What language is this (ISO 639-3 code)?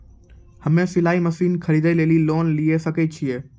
mai